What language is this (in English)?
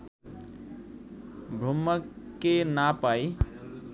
Bangla